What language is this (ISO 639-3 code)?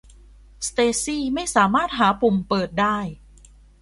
tha